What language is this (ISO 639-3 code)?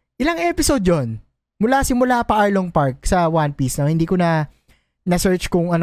fil